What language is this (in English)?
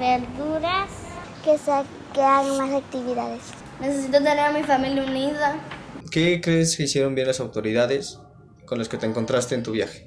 Spanish